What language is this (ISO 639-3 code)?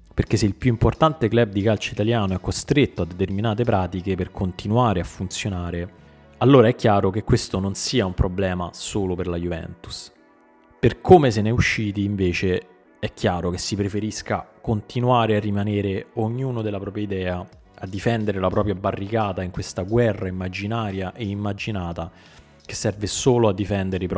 ita